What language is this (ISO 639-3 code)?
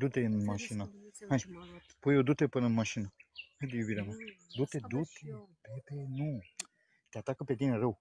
ron